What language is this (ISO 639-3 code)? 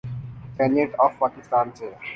urd